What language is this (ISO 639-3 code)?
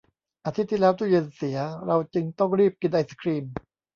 tha